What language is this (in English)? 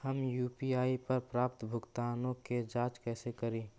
Magahi